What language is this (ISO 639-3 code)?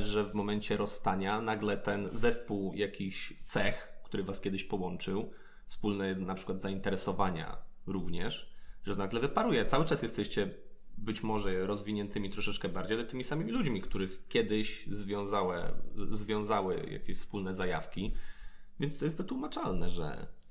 pol